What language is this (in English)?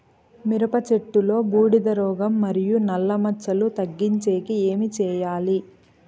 Telugu